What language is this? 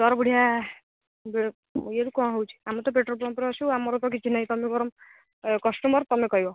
Odia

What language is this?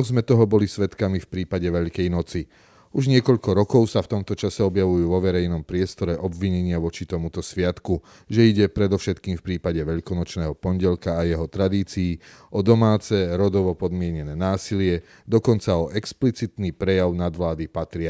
Slovak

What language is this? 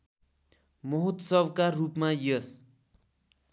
Nepali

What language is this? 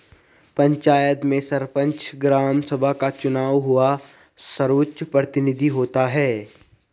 Hindi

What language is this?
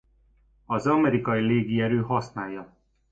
Hungarian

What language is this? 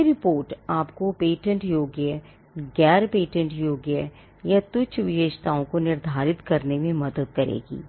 Hindi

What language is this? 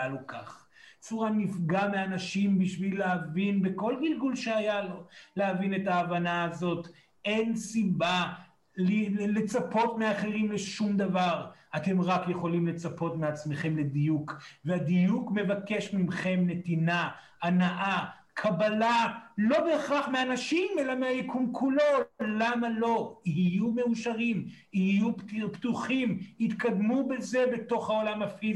Hebrew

